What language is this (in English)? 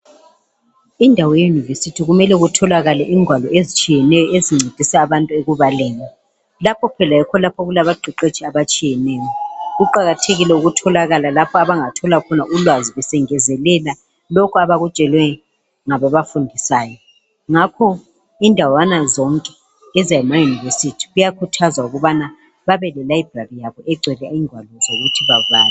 North Ndebele